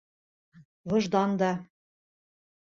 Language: Bashkir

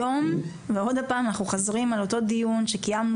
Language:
Hebrew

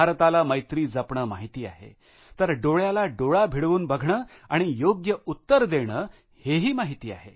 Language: Marathi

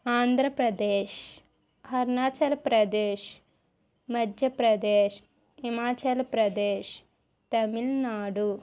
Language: Telugu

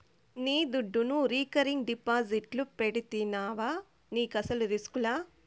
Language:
Telugu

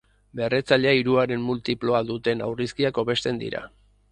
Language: Basque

